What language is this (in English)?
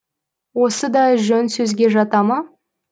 Kazakh